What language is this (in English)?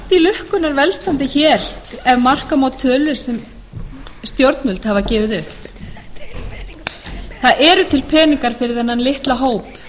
Icelandic